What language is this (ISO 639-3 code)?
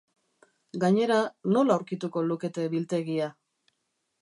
eus